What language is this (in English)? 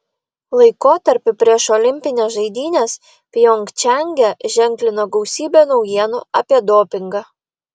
Lithuanian